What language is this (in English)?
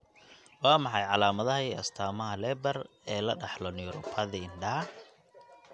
Somali